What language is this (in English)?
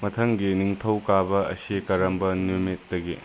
Manipuri